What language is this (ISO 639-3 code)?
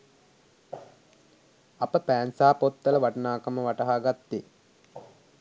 sin